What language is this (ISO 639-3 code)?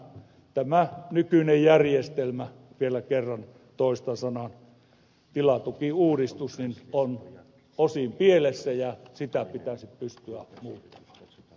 fin